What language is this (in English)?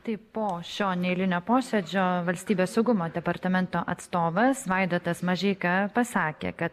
Lithuanian